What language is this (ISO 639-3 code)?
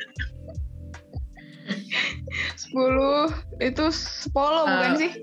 ind